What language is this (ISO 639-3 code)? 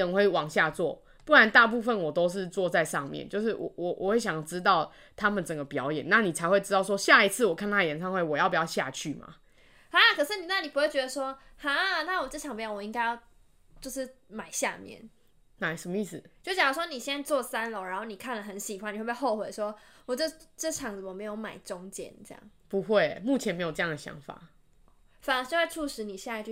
zho